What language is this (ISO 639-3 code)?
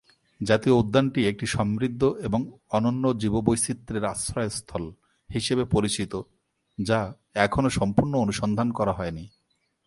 ben